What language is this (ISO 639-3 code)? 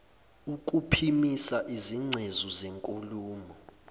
zul